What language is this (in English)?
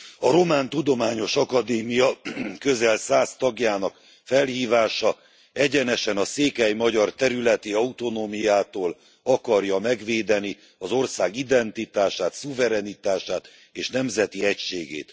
Hungarian